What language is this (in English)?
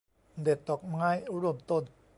Thai